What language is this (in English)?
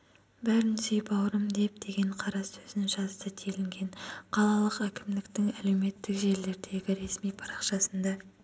Kazakh